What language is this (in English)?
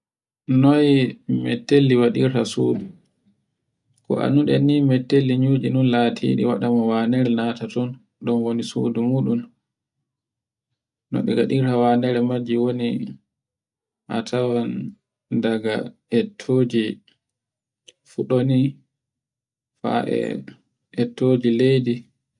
Borgu Fulfulde